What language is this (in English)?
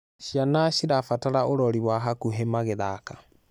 Kikuyu